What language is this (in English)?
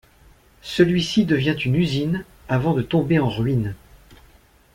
French